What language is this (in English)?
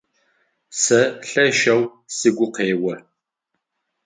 Adyghe